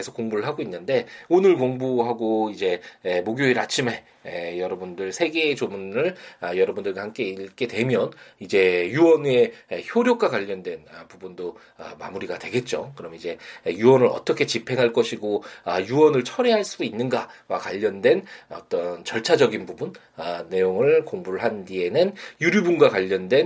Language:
Korean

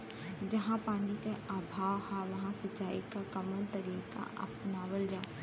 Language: Bhojpuri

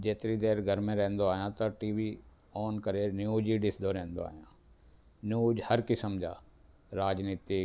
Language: Sindhi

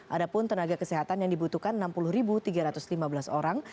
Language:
Indonesian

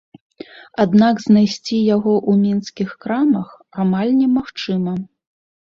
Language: Belarusian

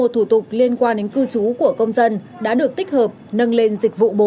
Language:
Vietnamese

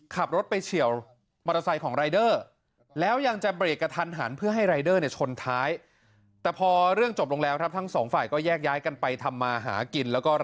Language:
Thai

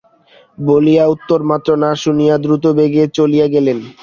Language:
Bangla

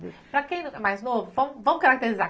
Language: Portuguese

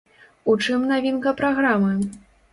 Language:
Belarusian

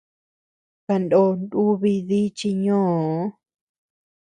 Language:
Tepeuxila Cuicatec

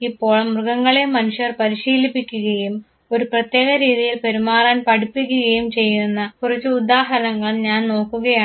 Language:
Malayalam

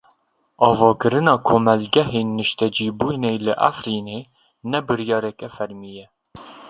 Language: Kurdish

